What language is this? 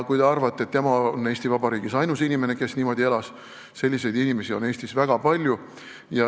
Estonian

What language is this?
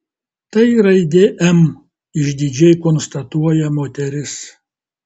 Lithuanian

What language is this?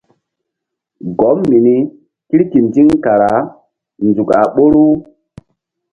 Mbum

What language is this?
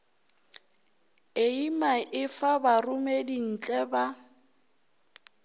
Northern Sotho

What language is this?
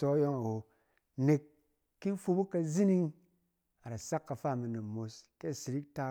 Cen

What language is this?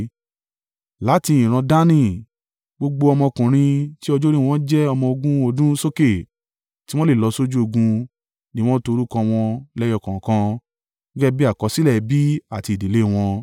Yoruba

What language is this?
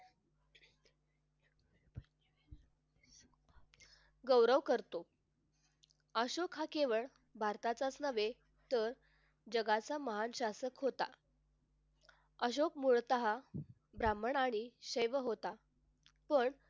Marathi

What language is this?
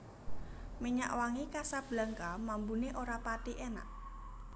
Javanese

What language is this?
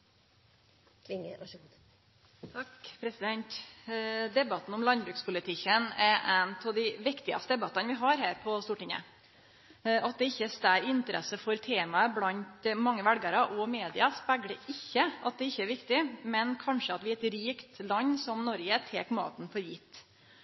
Norwegian Nynorsk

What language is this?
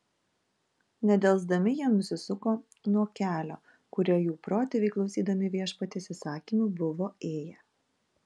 Lithuanian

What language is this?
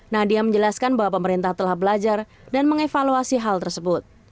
Indonesian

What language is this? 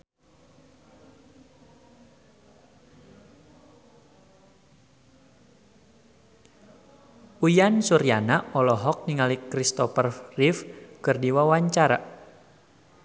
Sundanese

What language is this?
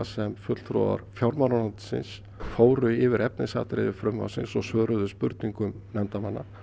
Icelandic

